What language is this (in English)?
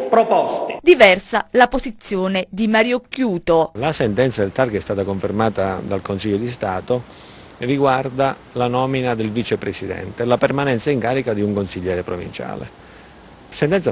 Italian